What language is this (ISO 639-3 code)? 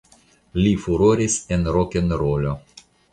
epo